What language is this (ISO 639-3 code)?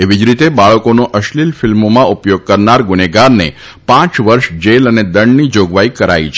guj